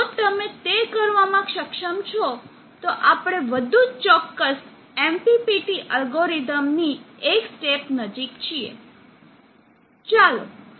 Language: Gujarati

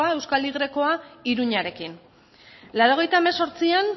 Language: Basque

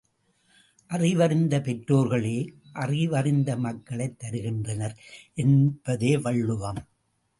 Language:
Tamil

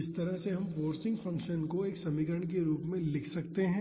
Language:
Hindi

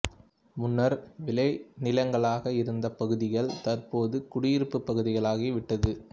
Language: Tamil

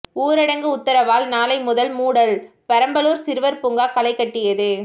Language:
Tamil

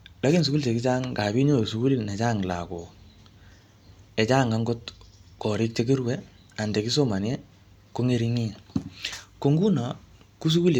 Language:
Kalenjin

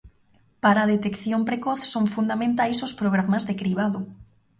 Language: Galician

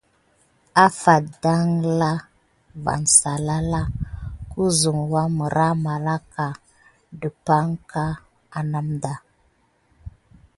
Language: Gidar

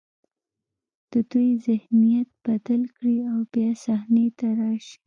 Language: Pashto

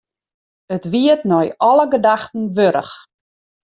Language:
Western Frisian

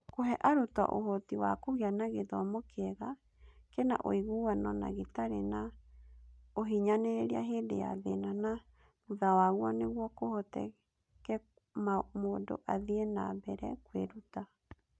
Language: Kikuyu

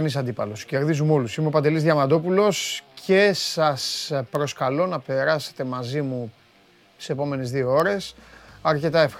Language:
Greek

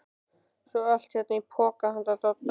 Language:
Icelandic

